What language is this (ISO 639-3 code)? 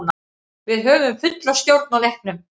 isl